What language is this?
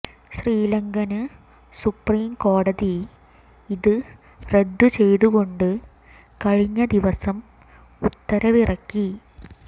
Malayalam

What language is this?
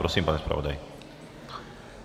Czech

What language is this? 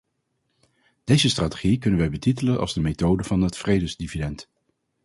Dutch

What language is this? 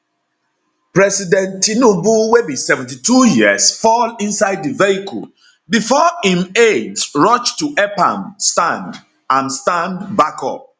Nigerian Pidgin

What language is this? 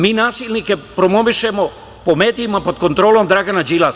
Serbian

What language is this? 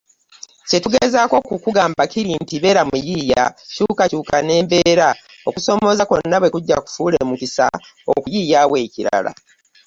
Ganda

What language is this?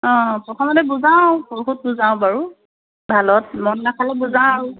Assamese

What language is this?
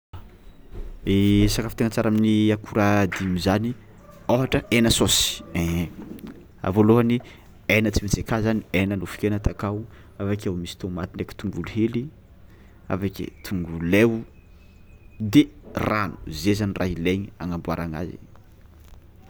Tsimihety Malagasy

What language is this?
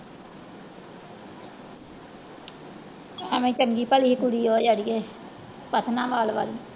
Punjabi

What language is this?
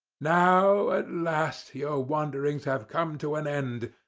English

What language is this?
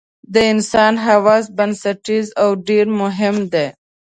Pashto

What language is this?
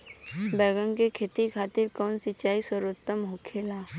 Bhojpuri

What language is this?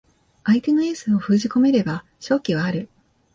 Japanese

